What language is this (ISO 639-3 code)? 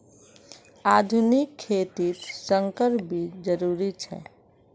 mag